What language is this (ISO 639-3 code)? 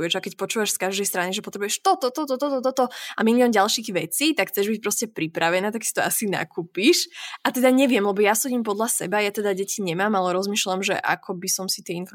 slk